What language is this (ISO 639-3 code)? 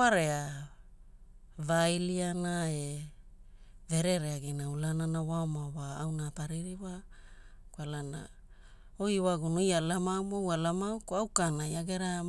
hul